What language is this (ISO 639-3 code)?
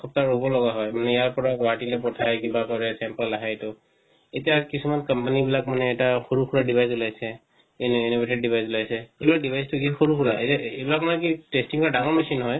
asm